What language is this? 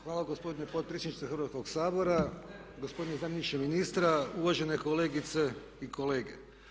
Croatian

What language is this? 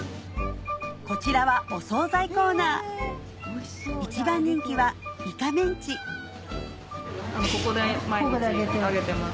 Japanese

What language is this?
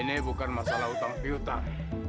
Indonesian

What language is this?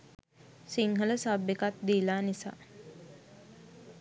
Sinhala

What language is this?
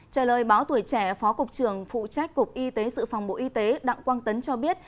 Vietnamese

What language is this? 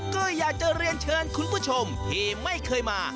Thai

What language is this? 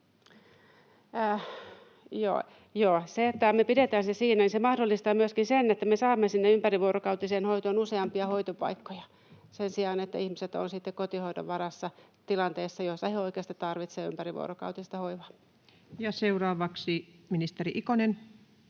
Finnish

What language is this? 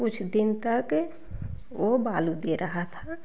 Hindi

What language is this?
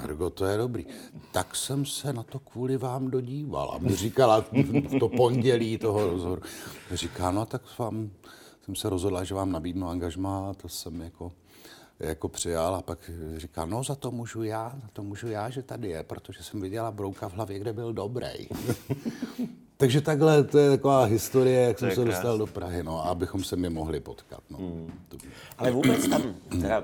Czech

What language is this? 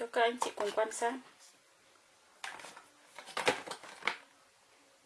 Vietnamese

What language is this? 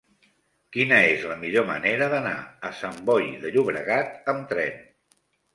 Catalan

